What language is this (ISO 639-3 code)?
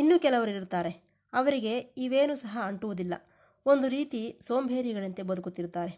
kan